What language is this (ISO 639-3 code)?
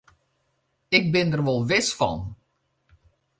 fry